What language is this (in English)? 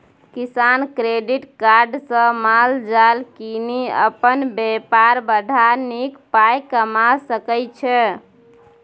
Maithili